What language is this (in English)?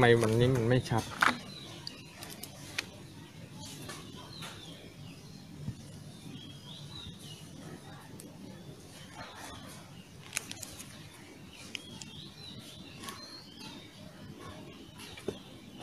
Thai